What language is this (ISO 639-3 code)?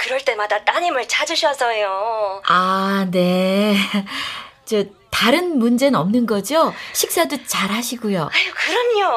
kor